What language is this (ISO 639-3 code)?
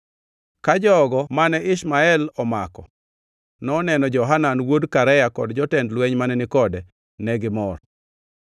luo